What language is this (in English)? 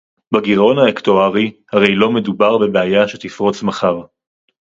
Hebrew